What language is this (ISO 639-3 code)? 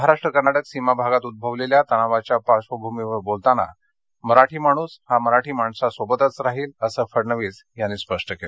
mar